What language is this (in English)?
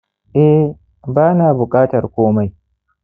Hausa